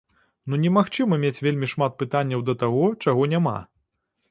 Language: Belarusian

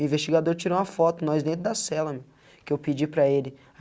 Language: Portuguese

